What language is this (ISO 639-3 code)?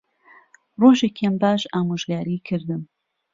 ckb